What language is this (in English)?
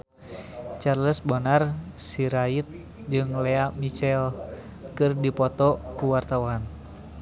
Sundanese